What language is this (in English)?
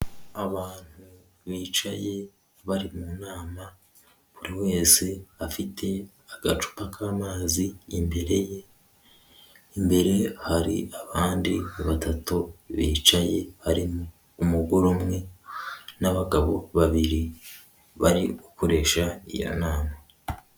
Kinyarwanda